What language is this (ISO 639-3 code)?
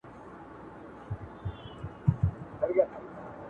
pus